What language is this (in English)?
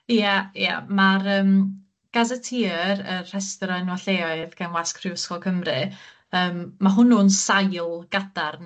Welsh